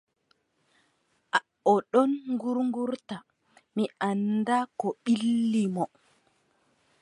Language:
Adamawa Fulfulde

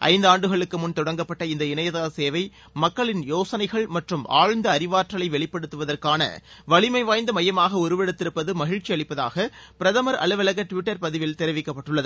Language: Tamil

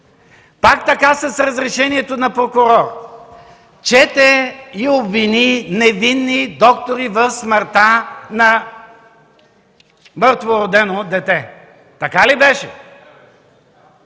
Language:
Bulgarian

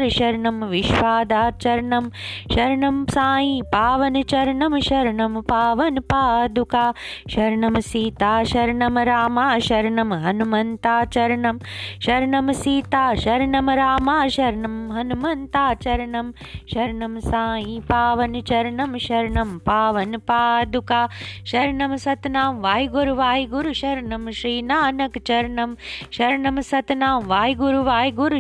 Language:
Hindi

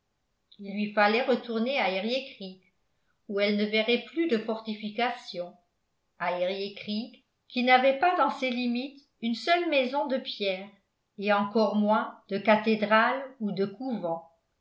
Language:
French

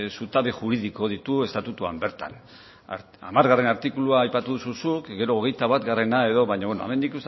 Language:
Basque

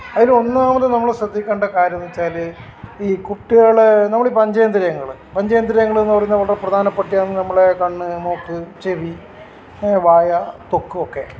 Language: Malayalam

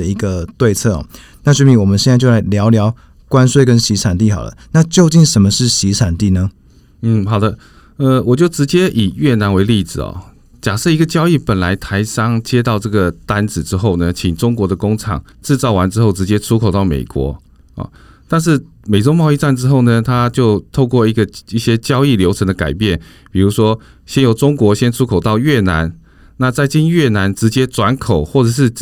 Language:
Chinese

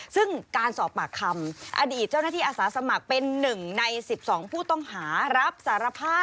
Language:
Thai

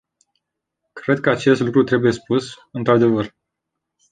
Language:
Romanian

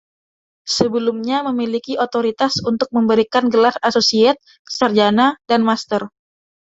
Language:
Indonesian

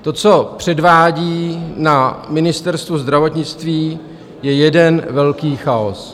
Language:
Czech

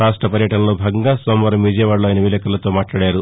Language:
Telugu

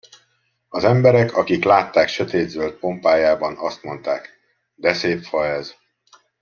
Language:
Hungarian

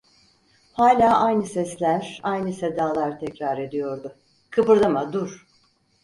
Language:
Turkish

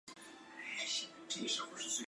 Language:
Chinese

